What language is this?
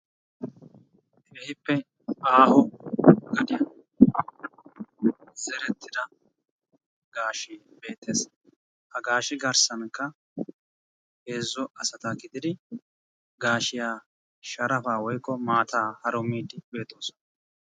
Wolaytta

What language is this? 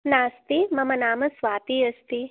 Sanskrit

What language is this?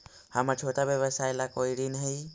Magahi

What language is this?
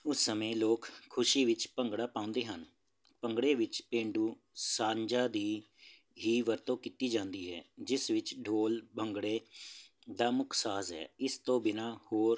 Punjabi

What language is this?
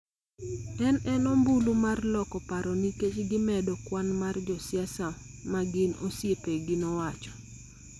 Luo (Kenya and Tanzania)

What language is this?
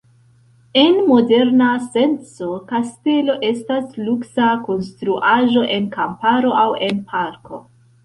Esperanto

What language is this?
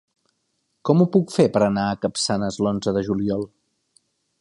Catalan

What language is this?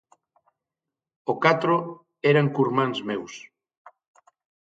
Galician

